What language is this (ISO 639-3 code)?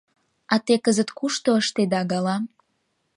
chm